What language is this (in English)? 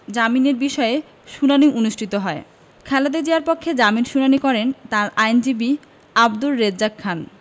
Bangla